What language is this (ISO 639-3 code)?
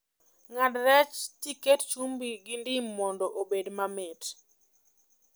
luo